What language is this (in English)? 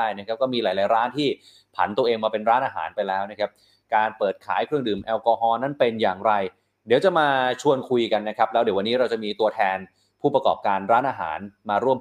Thai